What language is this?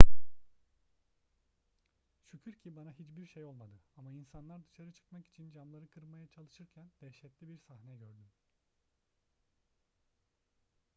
Turkish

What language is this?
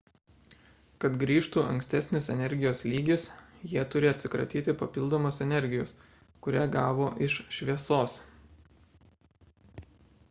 Lithuanian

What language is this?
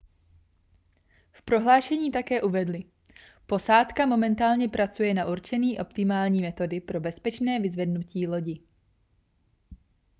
Czech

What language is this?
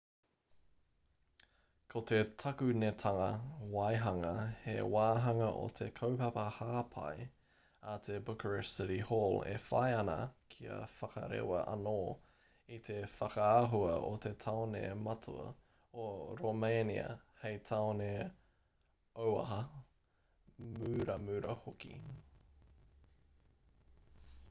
Māori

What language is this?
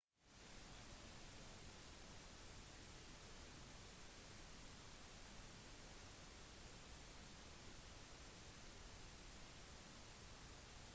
Norwegian Bokmål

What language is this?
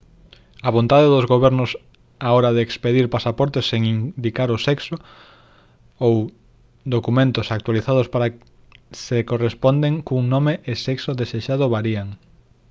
Galician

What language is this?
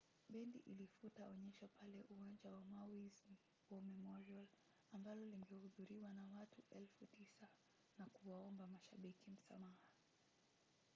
Swahili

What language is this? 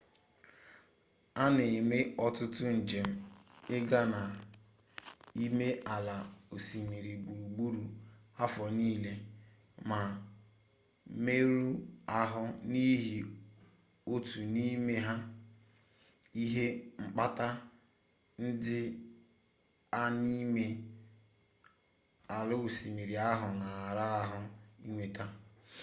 Igbo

